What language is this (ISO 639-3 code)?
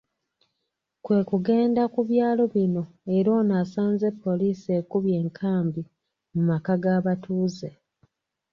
lug